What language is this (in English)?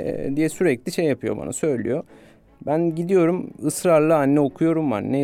Turkish